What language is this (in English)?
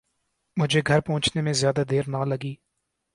Urdu